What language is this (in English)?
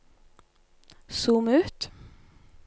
Norwegian